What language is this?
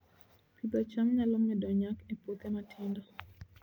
Luo (Kenya and Tanzania)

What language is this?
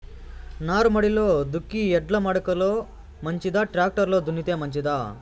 Telugu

